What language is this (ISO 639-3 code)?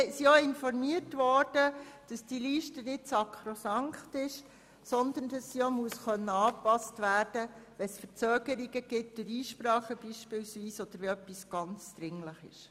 gsw